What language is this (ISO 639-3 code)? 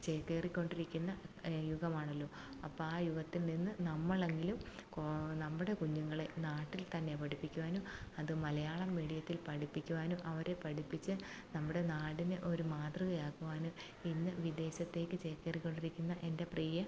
mal